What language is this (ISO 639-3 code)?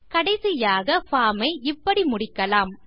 tam